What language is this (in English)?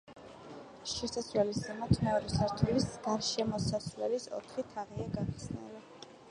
Georgian